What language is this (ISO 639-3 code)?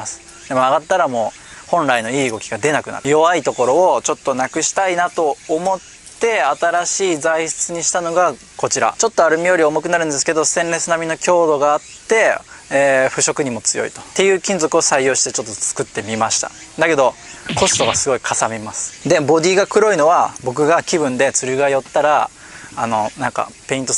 jpn